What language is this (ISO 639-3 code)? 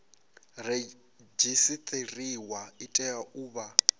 ven